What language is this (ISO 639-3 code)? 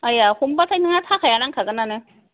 brx